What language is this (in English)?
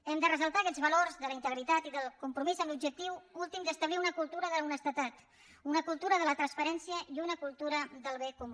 Catalan